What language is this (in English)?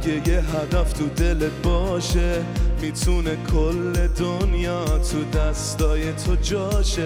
Persian